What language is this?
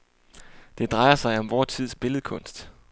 Danish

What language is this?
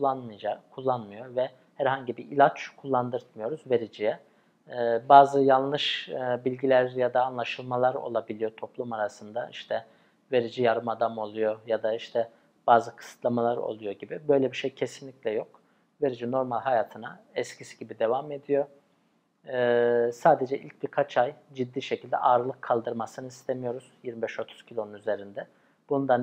Turkish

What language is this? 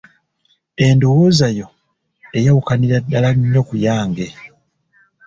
Ganda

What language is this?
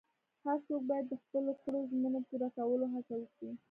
Pashto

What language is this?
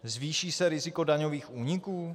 Czech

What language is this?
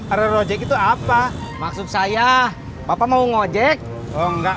Indonesian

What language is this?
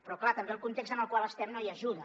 Catalan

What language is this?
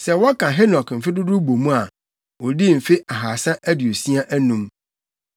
Akan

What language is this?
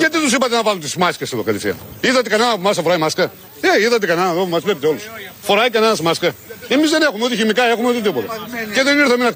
Greek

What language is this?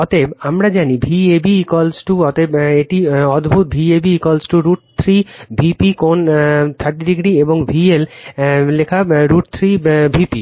Bangla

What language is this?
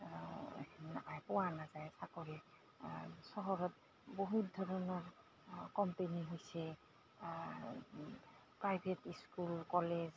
Assamese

